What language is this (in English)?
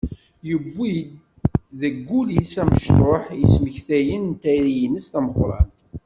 Kabyle